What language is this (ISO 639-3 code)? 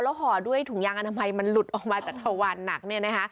tha